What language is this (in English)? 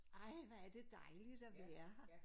Danish